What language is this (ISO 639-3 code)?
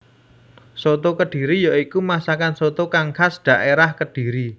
jav